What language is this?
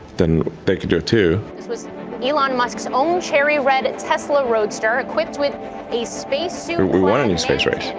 English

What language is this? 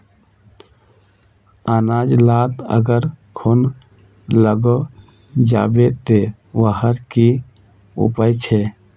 Magahi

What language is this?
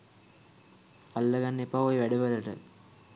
Sinhala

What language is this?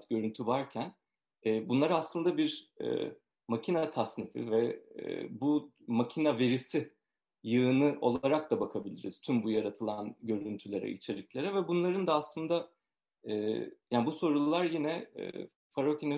Turkish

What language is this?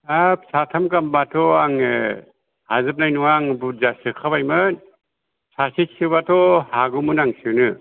Bodo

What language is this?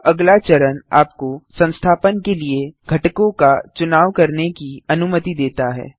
Hindi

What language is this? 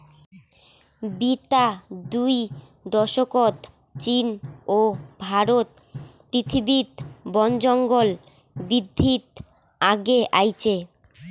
Bangla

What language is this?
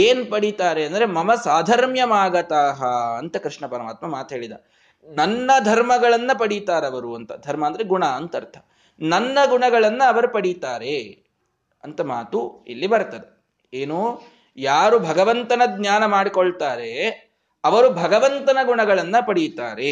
Kannada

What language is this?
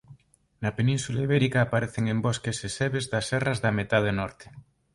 Galician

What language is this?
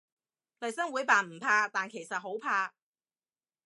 Cantonese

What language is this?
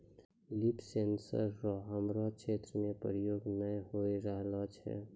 Maithili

